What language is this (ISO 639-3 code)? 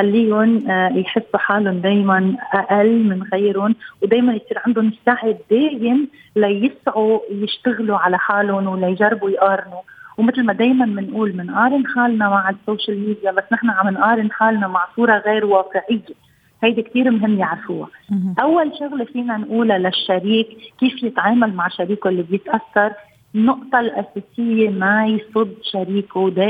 ara